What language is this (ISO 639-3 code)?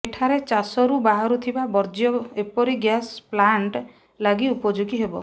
ori